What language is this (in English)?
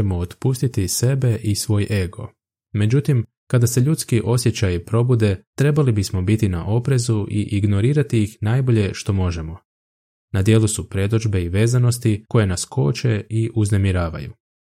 Croatian